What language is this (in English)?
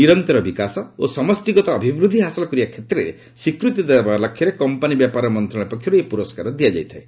Odia